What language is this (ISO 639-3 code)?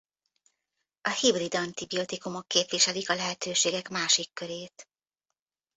hun